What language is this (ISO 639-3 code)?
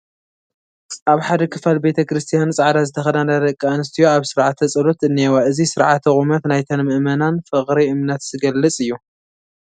tir